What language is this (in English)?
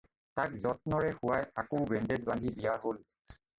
Assamese